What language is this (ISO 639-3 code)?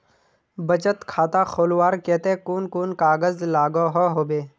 mag